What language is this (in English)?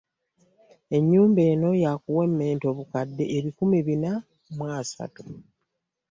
Ganda